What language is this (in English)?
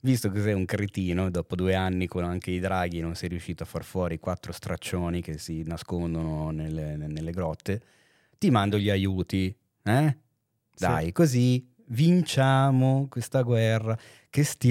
Italian